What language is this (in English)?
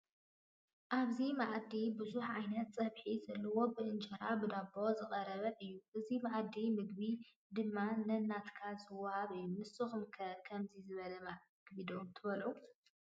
Tigrinya